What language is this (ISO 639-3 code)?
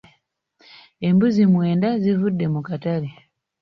lug